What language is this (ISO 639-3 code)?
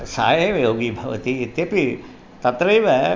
san